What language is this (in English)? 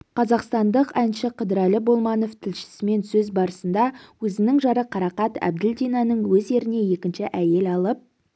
Kazakh